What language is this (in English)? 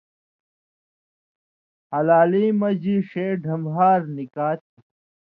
Indus Kohistani